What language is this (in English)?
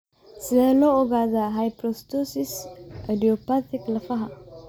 Somali